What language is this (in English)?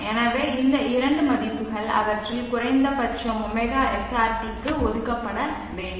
Tamil